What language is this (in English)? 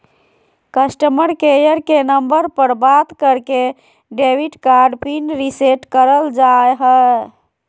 Magahi